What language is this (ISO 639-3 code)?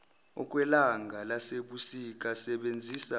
zul